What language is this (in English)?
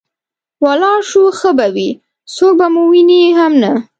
Pashto